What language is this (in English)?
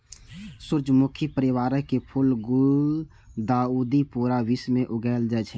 Maithili